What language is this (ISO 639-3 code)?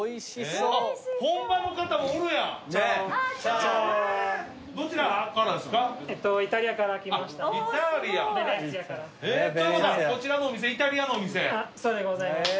jpn